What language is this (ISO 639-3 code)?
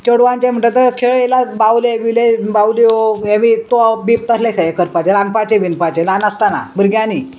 kok